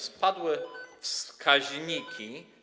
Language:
Polish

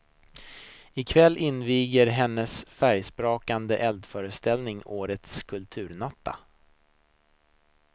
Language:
Swedish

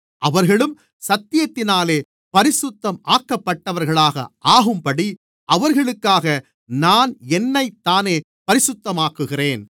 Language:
Tamil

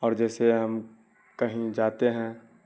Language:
Urdu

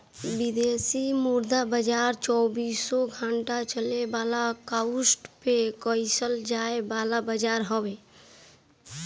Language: Bhojpuri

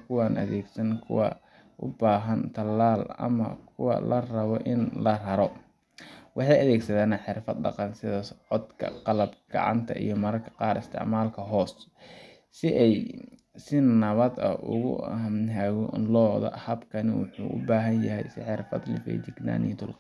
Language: Somali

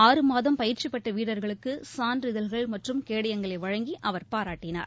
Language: Tamil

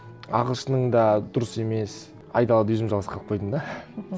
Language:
Kazakh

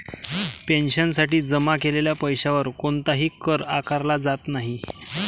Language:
Marathi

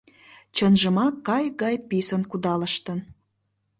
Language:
Mari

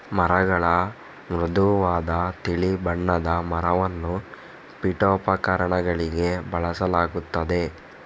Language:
Kannada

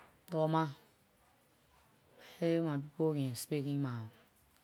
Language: Liberian English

